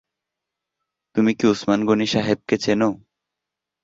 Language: Bangla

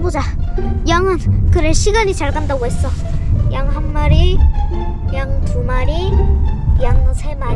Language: Korean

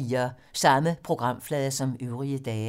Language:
Danish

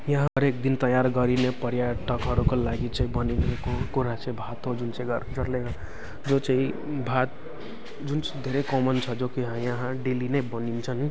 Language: Nepali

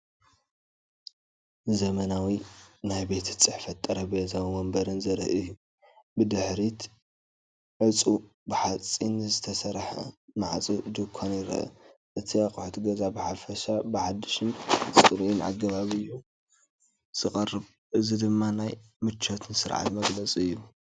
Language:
Tigrinya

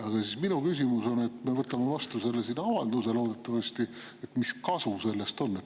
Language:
Estonian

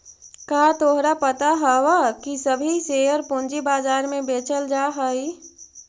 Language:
Magahi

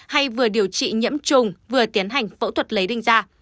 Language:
Vietnamese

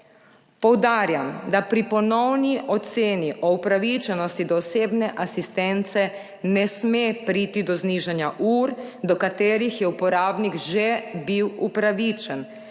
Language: Slovenian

